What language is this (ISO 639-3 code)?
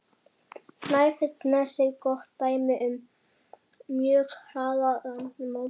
isl